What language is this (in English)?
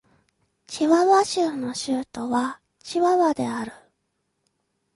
Japanese